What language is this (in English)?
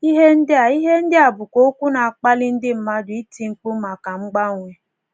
Igbo